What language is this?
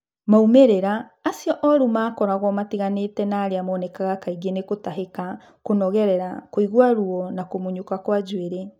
Kikuyu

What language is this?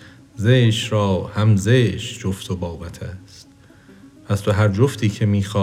Persian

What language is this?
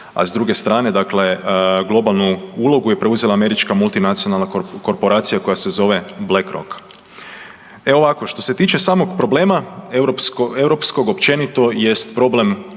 Croatian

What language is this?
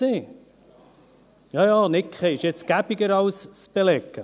Swiss German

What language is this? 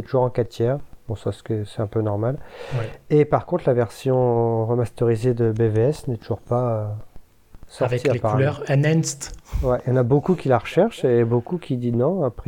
French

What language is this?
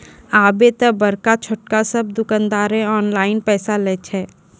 Maithili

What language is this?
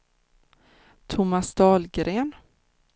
Swedish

